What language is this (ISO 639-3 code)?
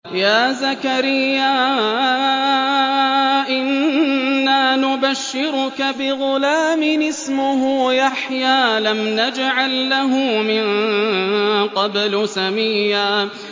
ara